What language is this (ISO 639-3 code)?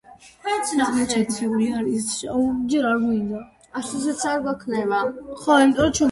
kat